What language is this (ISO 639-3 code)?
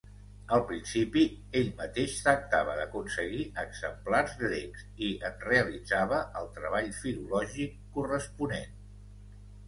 cat